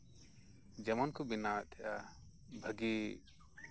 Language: Santali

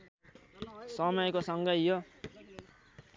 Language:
Nepali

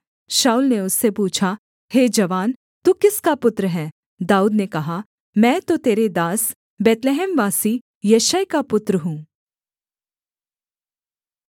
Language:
Hindi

